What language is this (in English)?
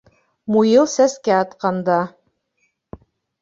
Bashkir